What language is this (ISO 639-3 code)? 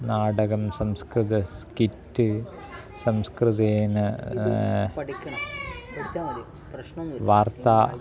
san